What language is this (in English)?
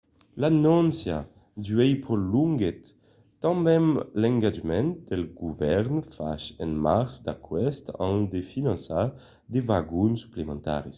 Occitan